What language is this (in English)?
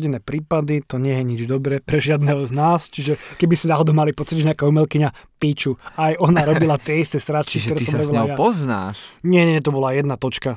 Slovak